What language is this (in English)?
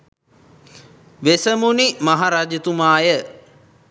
Sinhala